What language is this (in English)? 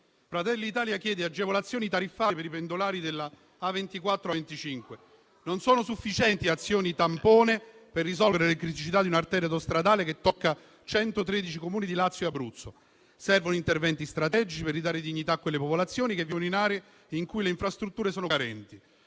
Italian